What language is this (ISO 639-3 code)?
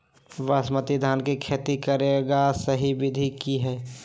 mag